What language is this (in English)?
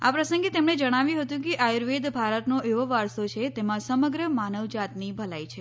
Gujarati